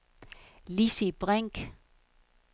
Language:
Danish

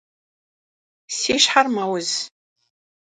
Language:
Kabardian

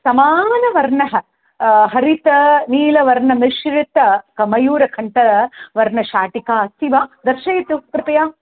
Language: Sanskrit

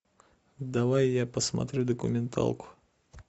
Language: Russian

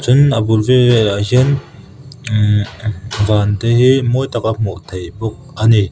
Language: Mizo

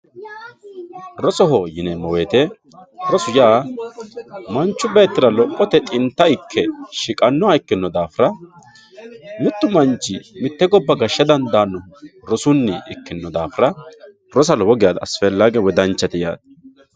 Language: Sidamo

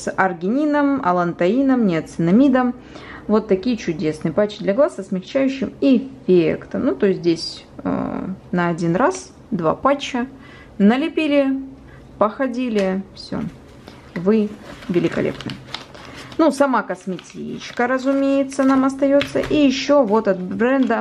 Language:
Russian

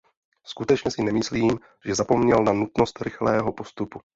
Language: Czech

